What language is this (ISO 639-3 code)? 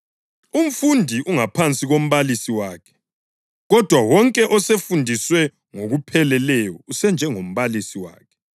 nde